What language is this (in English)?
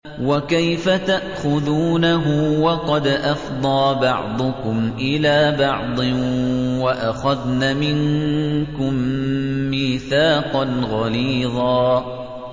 Arabic